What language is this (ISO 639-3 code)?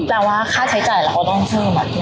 tha